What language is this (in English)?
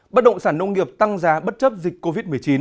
Vietnamese